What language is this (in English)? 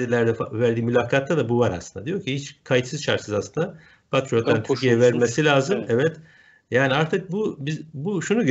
Turkish